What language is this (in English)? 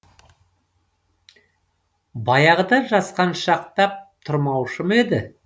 Kazakh